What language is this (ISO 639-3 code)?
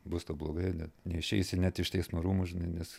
lit